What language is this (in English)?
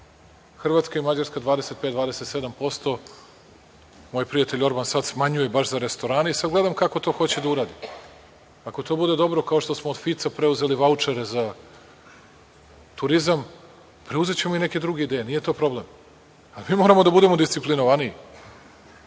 Serbian